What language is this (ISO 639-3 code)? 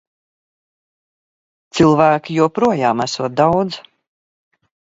lav